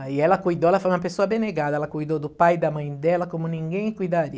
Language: Portuguese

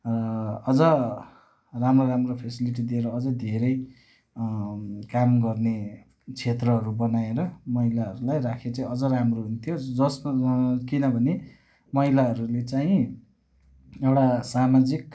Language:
Nepali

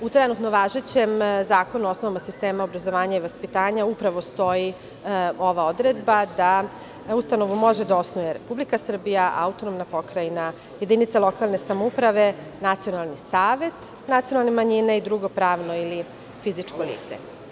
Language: Serbian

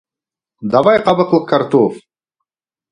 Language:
Bashkir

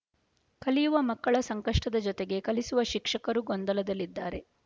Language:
Kannada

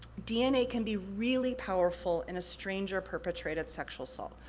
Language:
English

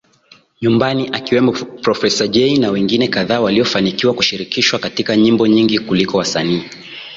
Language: Swahili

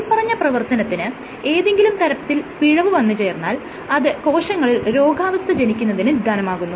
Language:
Malayalam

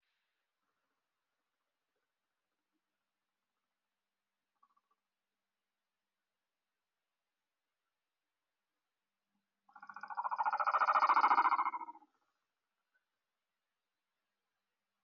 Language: Somali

